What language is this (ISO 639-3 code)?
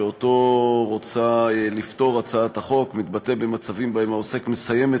heb